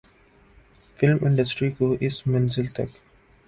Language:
Urdu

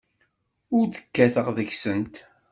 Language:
Kabyle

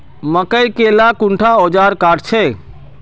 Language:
Magahi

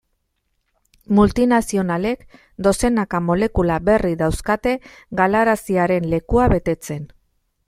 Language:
Basque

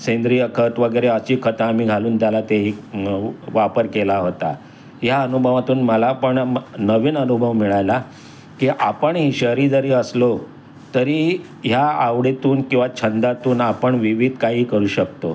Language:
Marathi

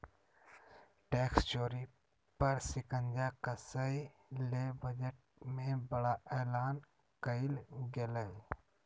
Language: Magahi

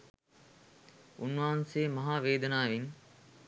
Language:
Sinhala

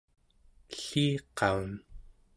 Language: Central Yupik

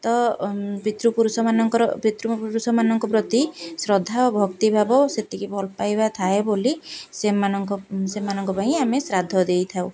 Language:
Odia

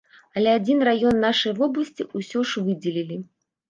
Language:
Belarusian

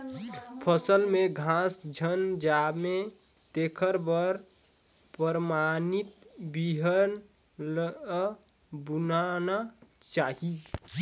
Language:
Chhattisgarhi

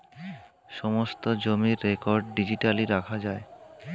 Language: Bangla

